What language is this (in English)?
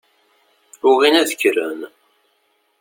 Kabyle